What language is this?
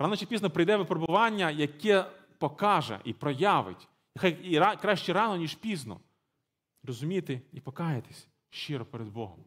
Ukrainian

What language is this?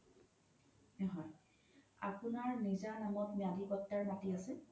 Assamese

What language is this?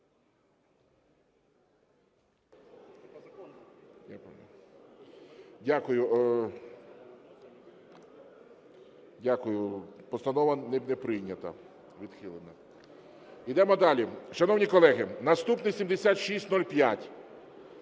Ukrainian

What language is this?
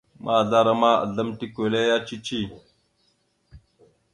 Mada (Cameroon)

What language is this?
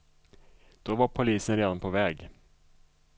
Swedish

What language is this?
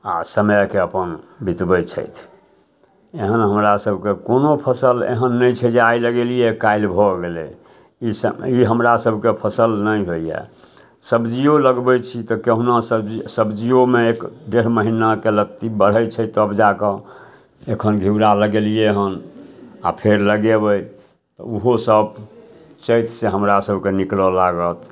Maithili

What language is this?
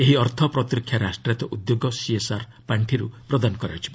Odia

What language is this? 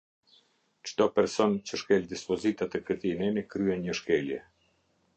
Albanian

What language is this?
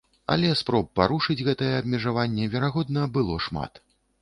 Belarusian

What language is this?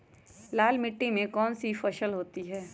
Magahi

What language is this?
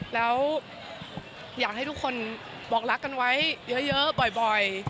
Thai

